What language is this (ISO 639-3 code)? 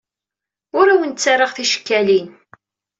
kab